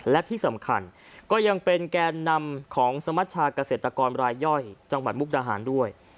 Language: Thai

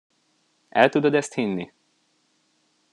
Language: Hungarian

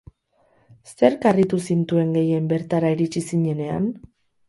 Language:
Basque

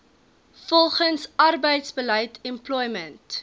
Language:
Afrikaans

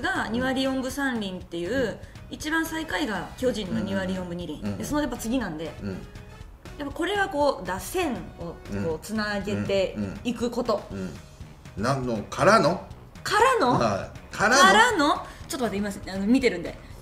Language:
Japanese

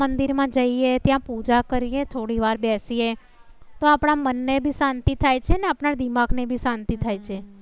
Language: Gujarati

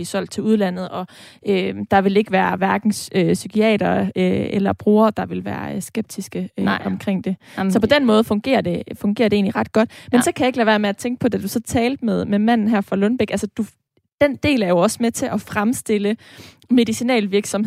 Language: Danish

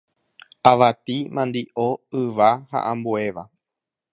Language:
Guarani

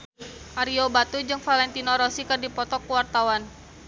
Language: Sundanese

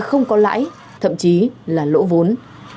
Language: Vietnamese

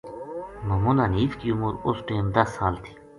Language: Gujari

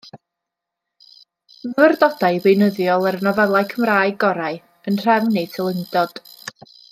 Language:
Welsh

